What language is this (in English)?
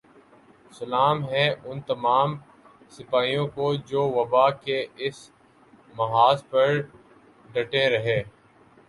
Urdu